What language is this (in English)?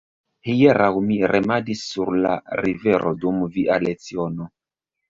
Esperanto